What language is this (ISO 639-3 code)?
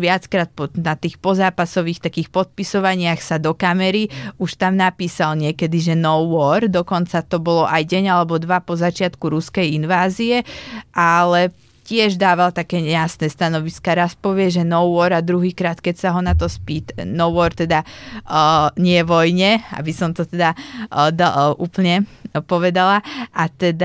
slk